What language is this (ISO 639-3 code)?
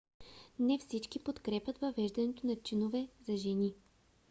bul